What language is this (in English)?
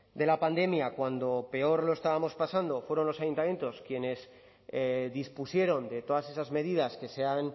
Spanish